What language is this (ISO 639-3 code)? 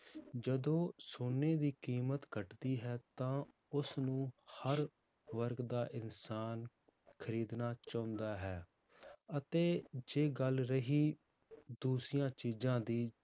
pan